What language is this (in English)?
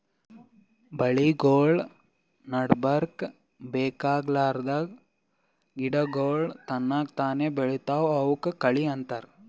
Kannada